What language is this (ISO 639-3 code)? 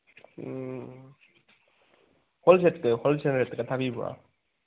mni